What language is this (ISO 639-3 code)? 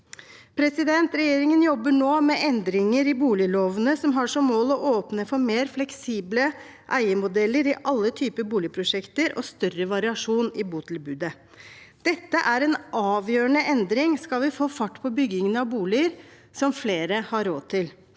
nor